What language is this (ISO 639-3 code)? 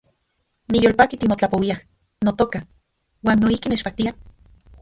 ncx